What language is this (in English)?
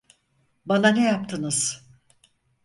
Turkish